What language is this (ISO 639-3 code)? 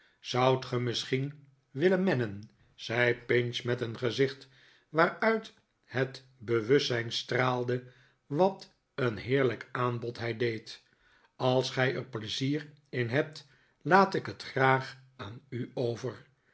nld